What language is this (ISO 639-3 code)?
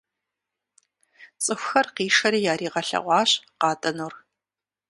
kbd